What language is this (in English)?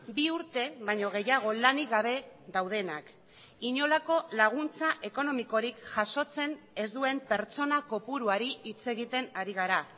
Basque